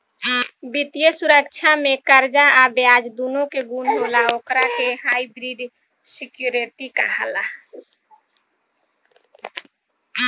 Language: Bhojpuri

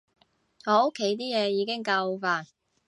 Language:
Cantonese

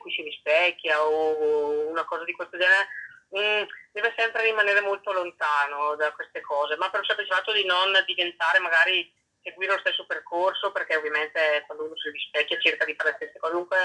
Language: Italian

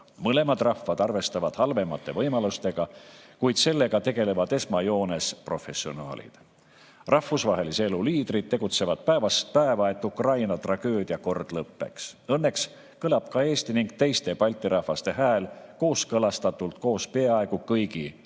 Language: Estonian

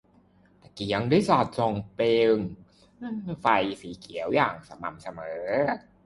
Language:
Thai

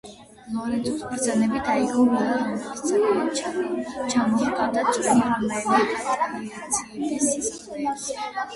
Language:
Georgian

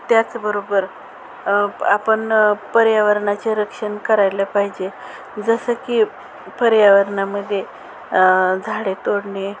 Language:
Marathi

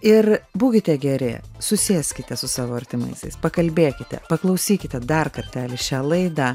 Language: Lithuanian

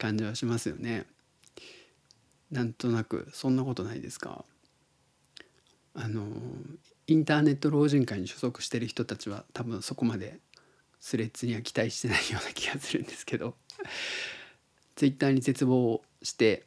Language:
Japanese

